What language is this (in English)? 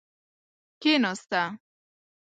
Pashto